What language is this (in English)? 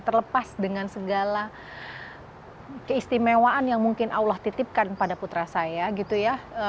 Indonesian